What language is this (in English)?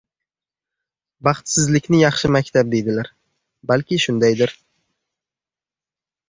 Uzbek